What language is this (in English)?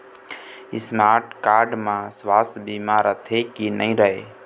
Chhattisgarhi